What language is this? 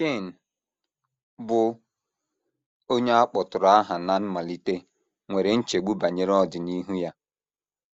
Igbo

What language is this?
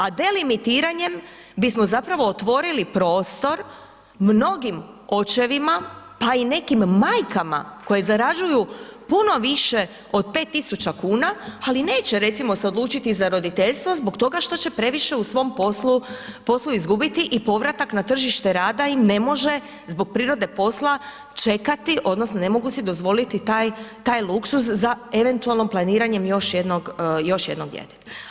Croatian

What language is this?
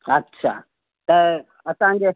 Sindhi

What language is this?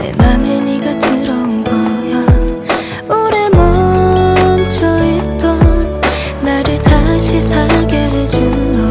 Korean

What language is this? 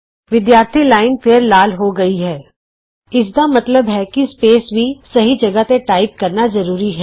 Punjabi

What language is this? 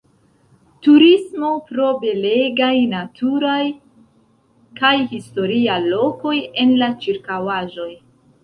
Esperanto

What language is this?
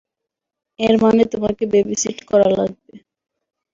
Bangla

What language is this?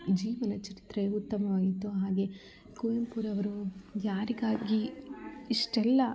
Kannada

